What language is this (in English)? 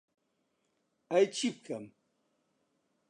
Central Kurdish